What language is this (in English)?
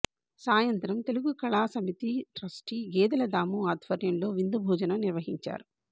Telugu